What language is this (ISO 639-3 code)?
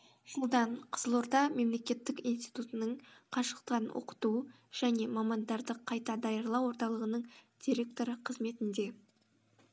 kaz